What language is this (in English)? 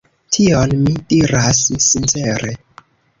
Esperanto